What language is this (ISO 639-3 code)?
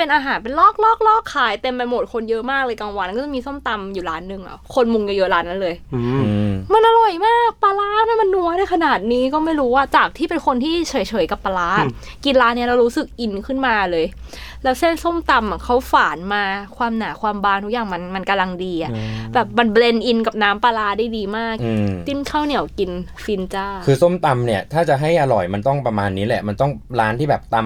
tha